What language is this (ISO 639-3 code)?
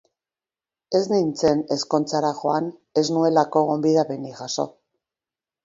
eus